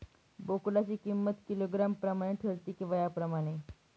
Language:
Marathi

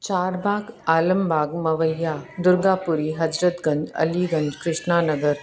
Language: Sindhi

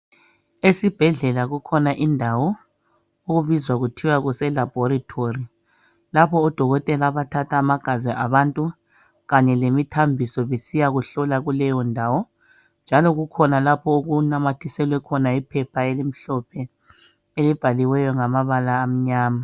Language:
North Ndebele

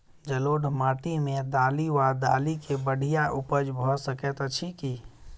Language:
Maithili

